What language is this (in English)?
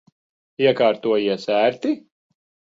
Latvian